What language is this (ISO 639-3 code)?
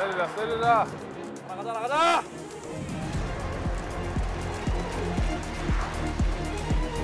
kor